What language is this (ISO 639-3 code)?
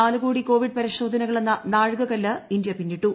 mal